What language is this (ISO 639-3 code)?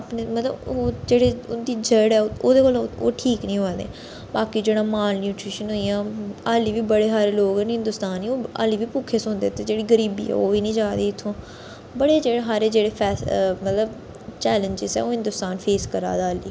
doi